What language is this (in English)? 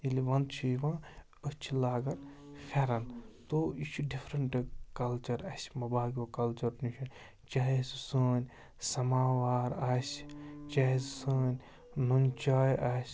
Kashmiri